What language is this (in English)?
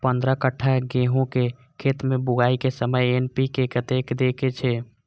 Maithili